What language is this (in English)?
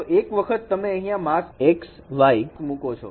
Gujarati